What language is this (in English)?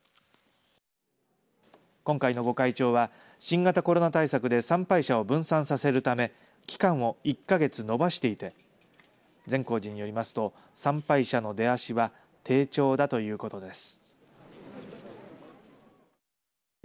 Japanese